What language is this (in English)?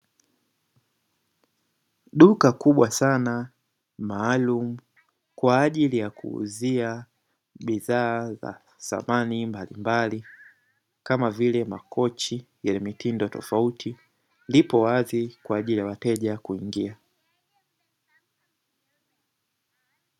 Swahili